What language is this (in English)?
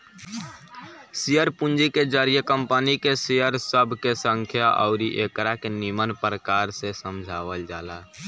Bhojpuri